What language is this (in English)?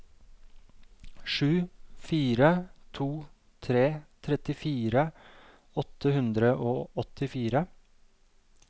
Norwegian